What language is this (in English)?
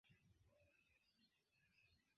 Esperanto